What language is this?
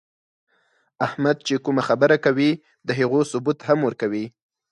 Pashto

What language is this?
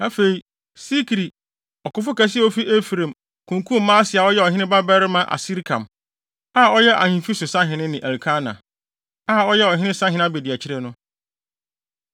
Akan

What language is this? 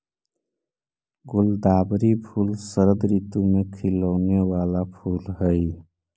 Magahi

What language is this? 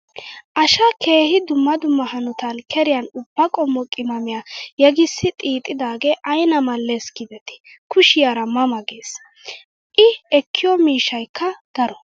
Wolaytta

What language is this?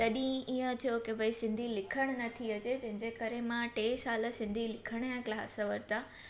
Sindhi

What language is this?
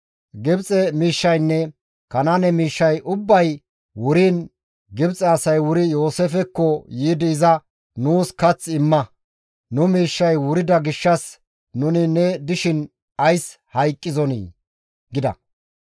Gamo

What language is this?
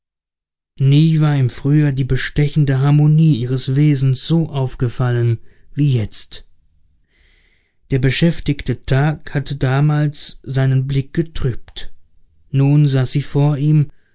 German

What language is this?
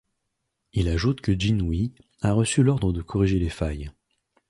French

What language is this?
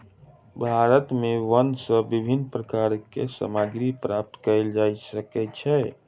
Maithili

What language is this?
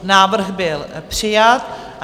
Czech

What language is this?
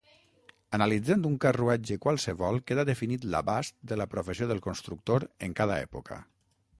Catalan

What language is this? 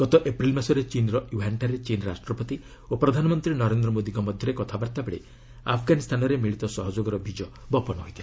Odia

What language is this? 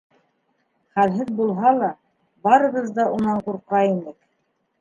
Bashkir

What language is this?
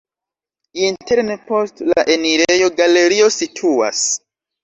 Esperanto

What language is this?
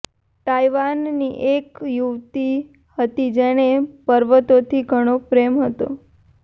Gujarati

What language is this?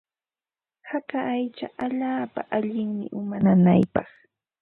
Ambo-Pasco Quechua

